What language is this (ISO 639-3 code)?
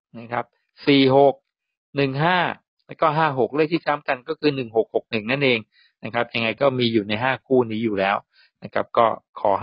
tha